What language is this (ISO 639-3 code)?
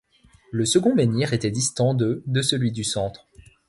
fra